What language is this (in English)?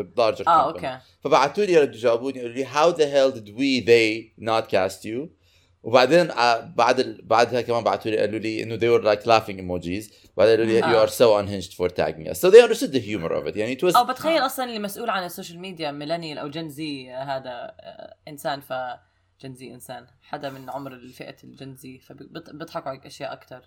Arabic